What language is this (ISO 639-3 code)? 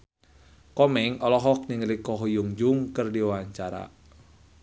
sun